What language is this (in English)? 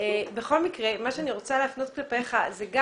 Hebrew